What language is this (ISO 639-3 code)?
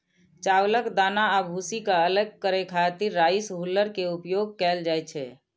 mai